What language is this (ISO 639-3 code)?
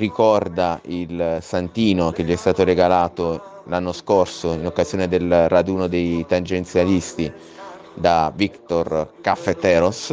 ita